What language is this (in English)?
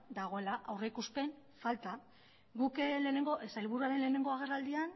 Basque